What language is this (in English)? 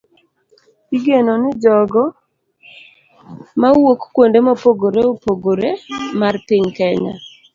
Luo (Kenya and Tanzania)